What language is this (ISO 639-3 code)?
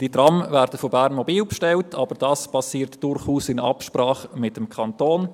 gsw